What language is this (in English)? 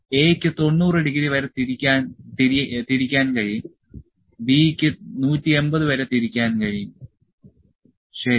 Malayalam